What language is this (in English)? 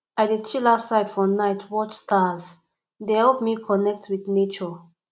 Nigerian Pidgin